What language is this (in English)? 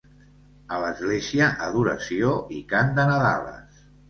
Catalan